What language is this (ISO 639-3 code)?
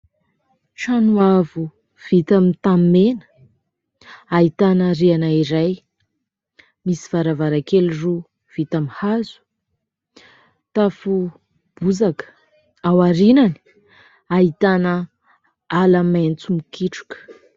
mlg